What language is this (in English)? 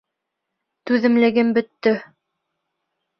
Bashkir